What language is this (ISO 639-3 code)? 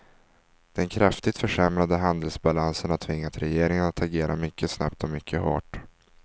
swe